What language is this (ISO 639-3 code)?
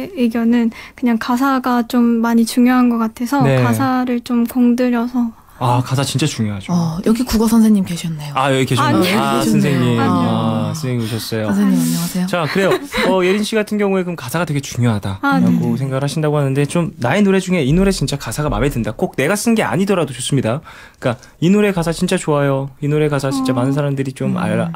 kor